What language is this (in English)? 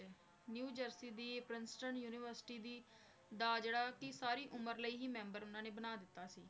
Punjabi